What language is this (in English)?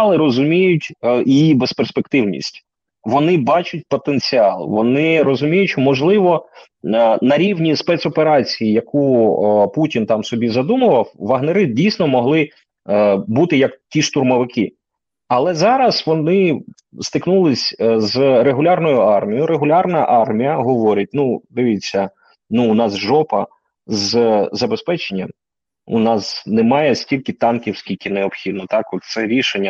Ukrainian